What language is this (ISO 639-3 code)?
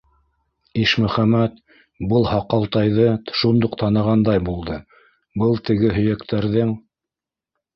bak